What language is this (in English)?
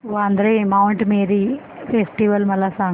Marathi